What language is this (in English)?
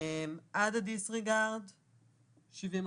Hebrew